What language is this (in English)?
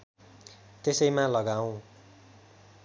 Nepali